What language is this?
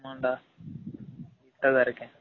Tamil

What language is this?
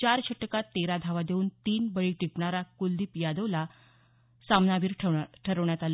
Marathi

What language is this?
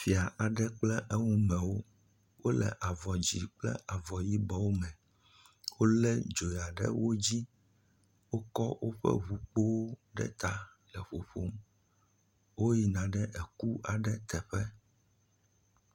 Ewe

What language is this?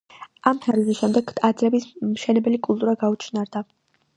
Georgian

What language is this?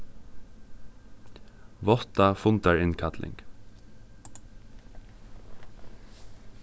Faroese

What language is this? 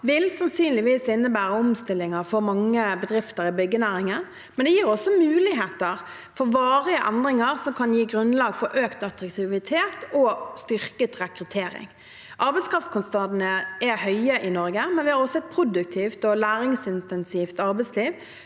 Norwegian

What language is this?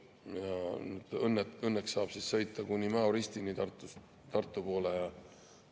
Estonian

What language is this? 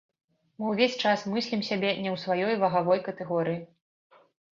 Belarusian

